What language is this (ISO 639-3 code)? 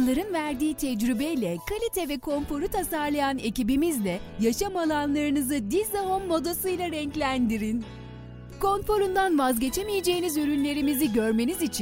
tur